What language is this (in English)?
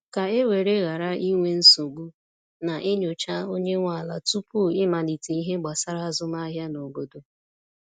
Igbo